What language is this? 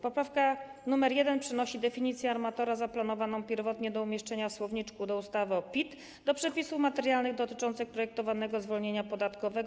Polish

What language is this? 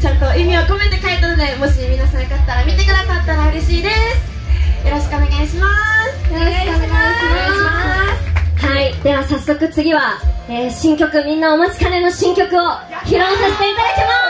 Japanese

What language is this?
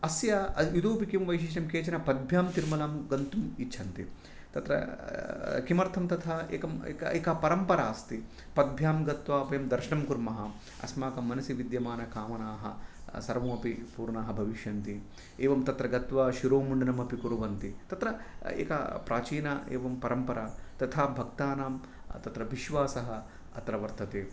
Sanskrit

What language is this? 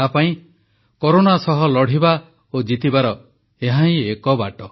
Odia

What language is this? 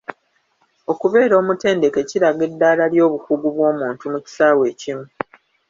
Ganda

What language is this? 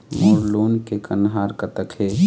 Chhattisgarhi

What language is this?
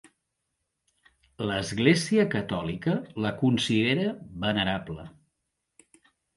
Catalan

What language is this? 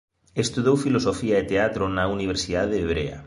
Galician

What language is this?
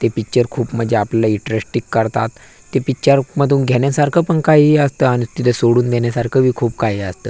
Marathi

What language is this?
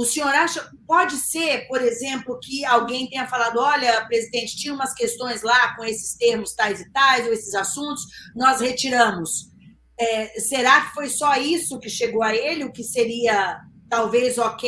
Portuguese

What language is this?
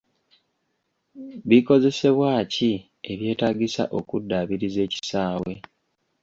Ganda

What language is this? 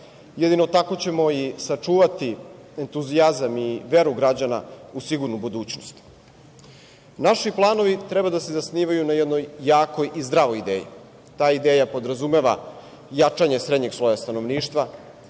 Serbian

